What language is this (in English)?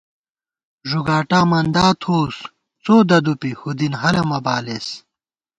Gawar-Bati